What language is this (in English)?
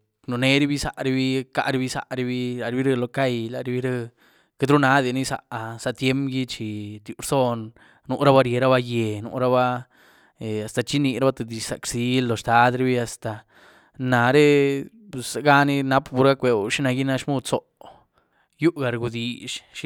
Güilá Zapotec